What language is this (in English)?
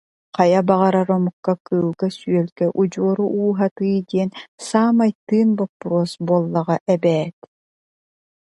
Yakut